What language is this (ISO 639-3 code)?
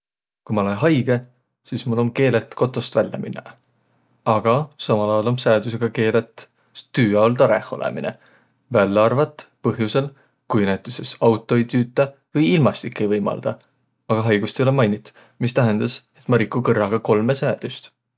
vro